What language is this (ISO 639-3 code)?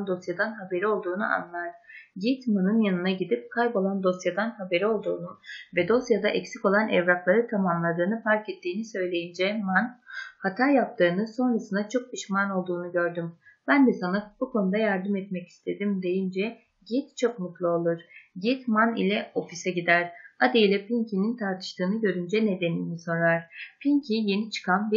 tur